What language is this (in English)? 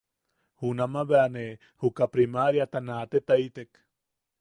Yaqui